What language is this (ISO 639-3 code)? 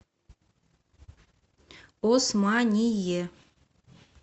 rus